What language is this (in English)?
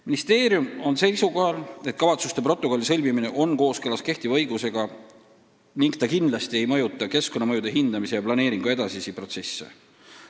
Estonian